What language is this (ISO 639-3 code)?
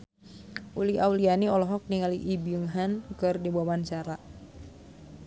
sun